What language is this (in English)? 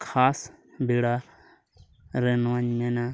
Santali